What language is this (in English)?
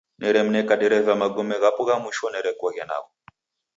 Taita